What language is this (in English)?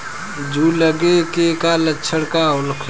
Bhojpuri